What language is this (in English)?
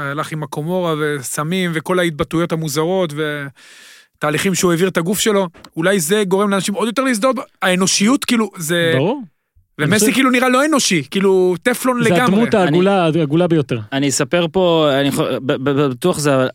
Hebrew